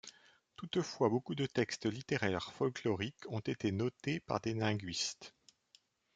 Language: French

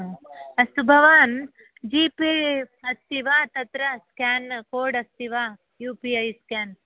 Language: Sanskrit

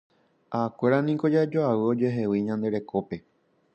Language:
Guarani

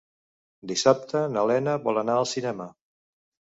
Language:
Catalan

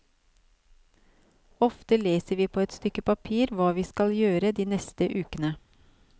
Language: Norwegian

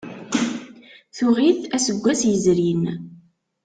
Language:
Kabyle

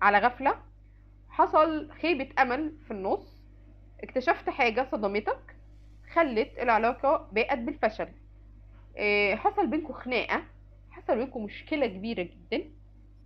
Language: Arabic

